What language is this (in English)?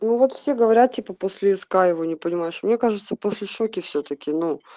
Russian